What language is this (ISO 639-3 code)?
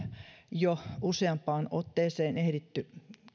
fin